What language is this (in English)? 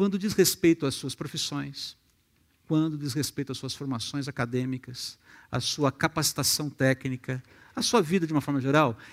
Portuguese